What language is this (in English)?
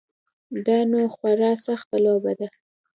Pashto